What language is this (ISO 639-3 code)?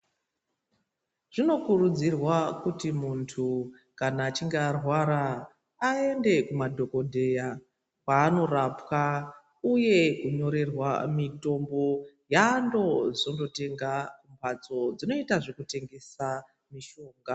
ndc